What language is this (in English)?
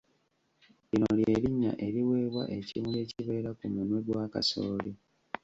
Ganda